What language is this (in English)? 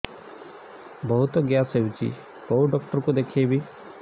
Odia